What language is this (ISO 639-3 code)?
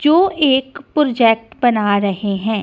hin